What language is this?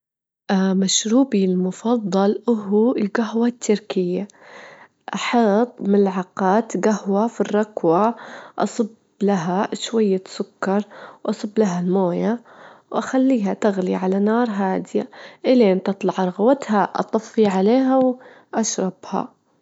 Gulf Arabic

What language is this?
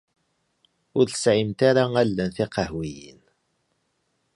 Kabyle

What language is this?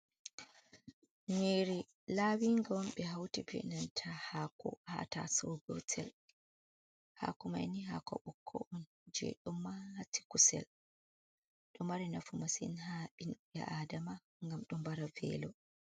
Fula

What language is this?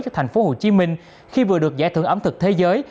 Vietnamese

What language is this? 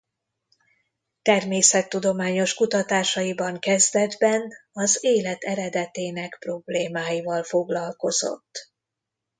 Hungarian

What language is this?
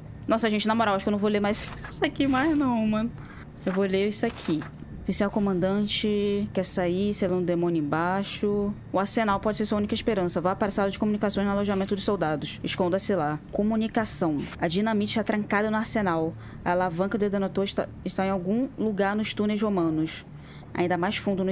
Portuguese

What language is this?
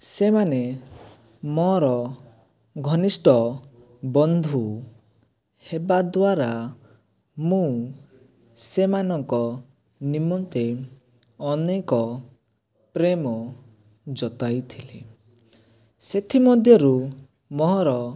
Odia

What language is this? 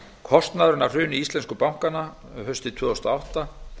Icelandic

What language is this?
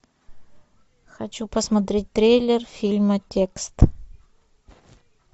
Russian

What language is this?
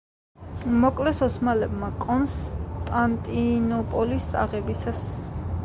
Georgian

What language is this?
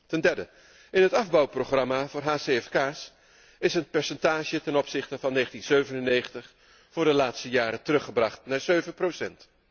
Dutch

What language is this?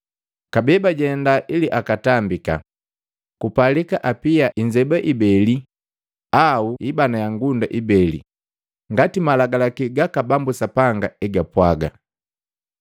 Matengo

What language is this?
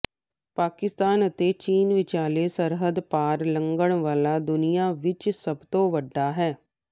Punjabi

